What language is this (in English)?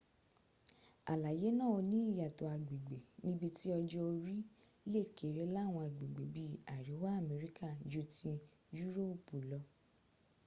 Yoruba